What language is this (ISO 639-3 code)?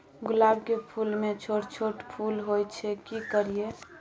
mai